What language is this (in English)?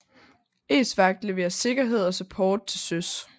Danish